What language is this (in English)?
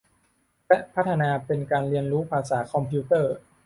Thai